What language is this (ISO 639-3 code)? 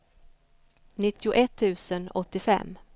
swe